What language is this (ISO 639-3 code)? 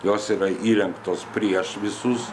lit